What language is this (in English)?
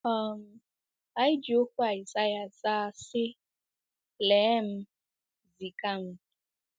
Igbo